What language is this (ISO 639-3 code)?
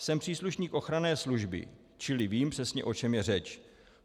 ces